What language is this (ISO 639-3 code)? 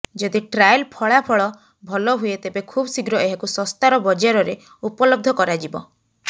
ori